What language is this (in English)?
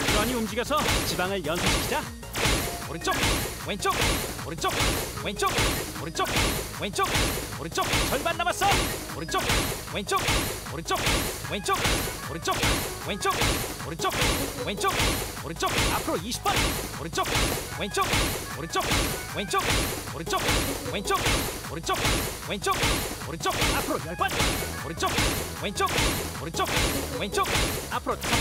Korean